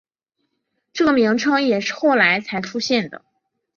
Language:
Chinese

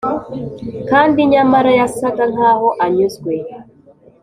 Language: Kinyarwanda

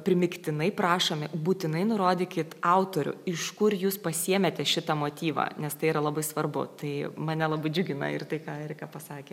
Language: Lithuanian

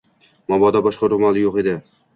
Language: Uzbek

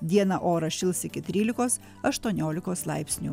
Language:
Lithuanian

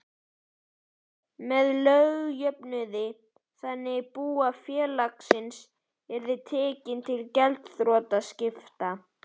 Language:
Icelandic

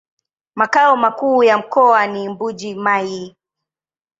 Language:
Swahili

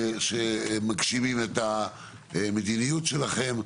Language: Hebrew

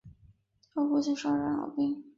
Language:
Chinese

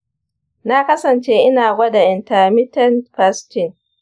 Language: Hausa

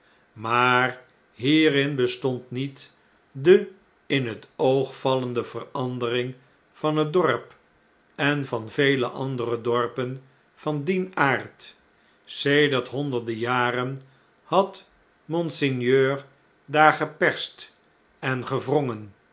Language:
Dutch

